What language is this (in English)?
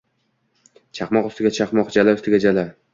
Uzbek